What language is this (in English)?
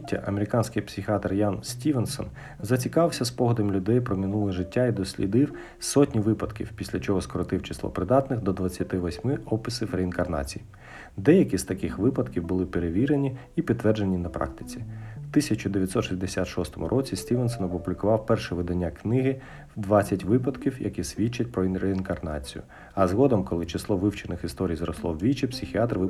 Ukrainian